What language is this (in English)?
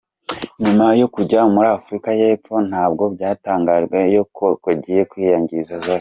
Kinyarwanda